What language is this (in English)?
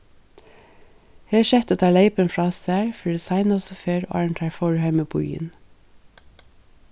Faroese